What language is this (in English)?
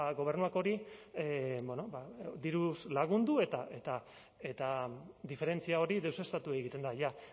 Basque